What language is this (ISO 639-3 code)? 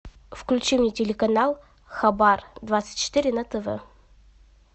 rus